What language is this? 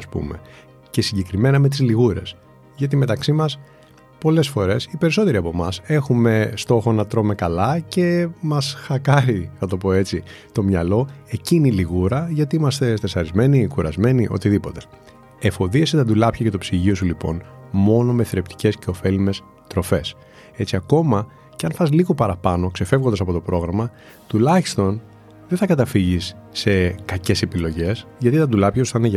Greek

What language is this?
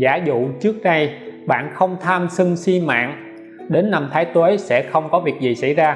Vietnamese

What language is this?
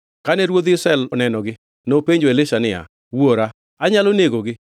Luo (Kenya and Tanzania)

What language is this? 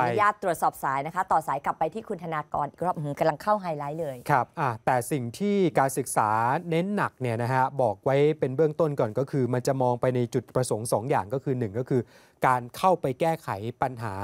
Thai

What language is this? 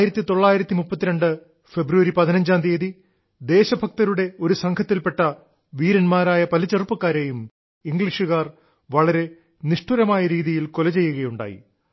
Malayalam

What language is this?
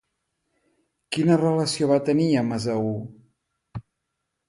Catalan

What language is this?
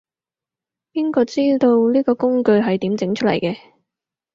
Cantonese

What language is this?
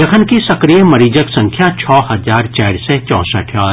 Maithili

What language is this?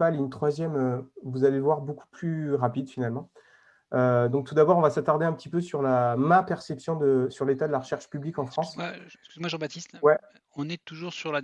French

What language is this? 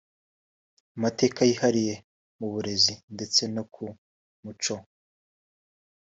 Kinyarwanda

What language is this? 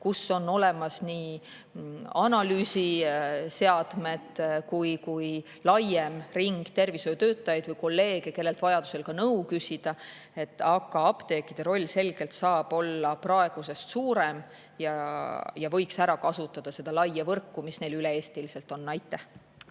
Estonian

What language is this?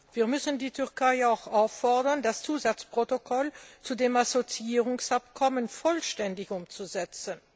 German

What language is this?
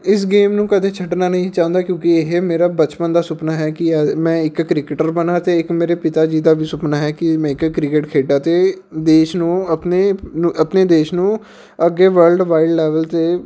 Punjabi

